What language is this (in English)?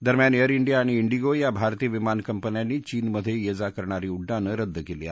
Marathi